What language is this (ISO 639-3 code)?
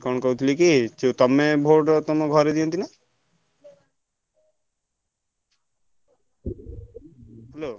ori